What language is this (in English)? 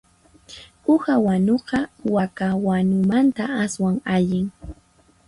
Puno Quechua